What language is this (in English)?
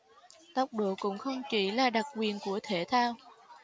Vietnamese